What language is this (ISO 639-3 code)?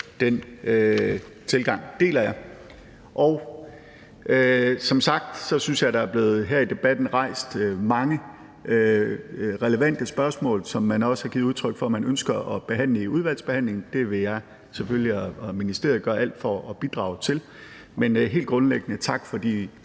dan